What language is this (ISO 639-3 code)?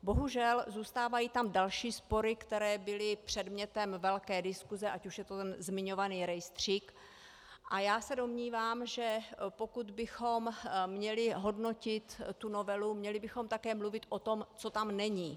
ces